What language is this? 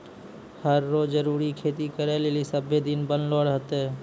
Maithili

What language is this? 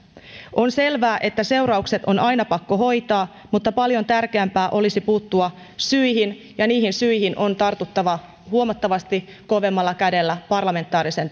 Finnish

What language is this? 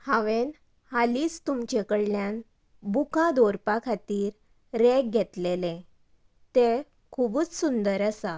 Konkani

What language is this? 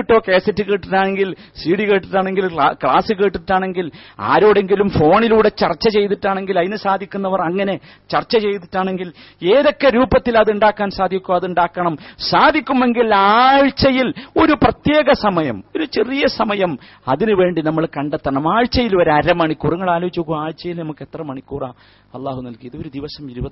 Malayalam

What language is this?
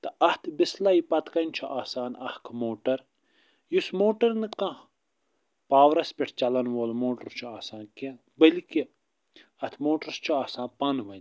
Kashmiri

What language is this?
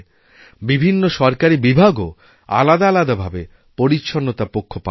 Bangla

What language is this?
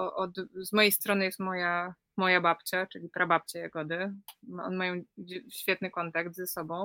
Polish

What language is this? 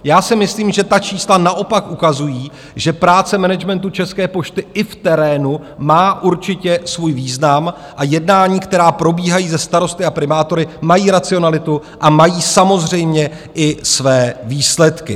Czech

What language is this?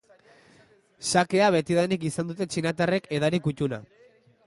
Basque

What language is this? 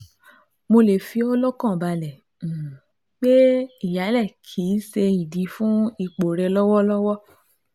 Yoruba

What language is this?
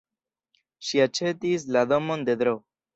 Esperanto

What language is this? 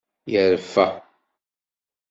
Kabyle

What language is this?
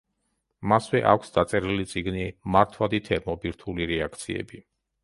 Georgian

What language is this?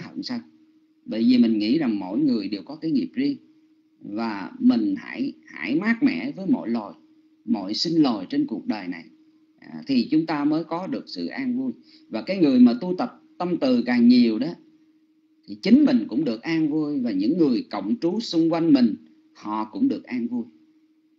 Vietnamese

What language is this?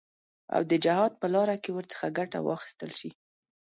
Pashto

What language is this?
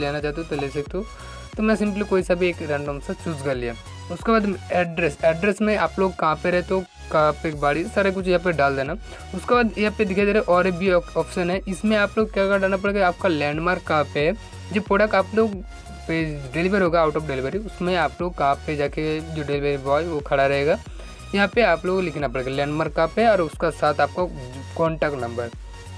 Hindi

